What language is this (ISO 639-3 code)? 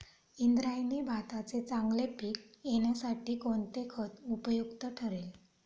mar